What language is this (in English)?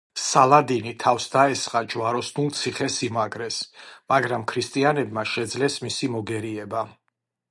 Georgian